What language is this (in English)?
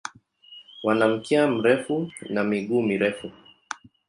Swahili